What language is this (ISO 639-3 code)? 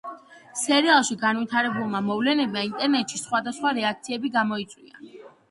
kat